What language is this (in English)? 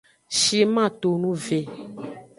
Aja (Benin)